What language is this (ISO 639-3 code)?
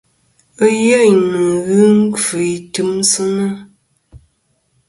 bkm